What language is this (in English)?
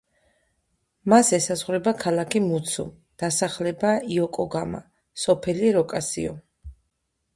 Georgian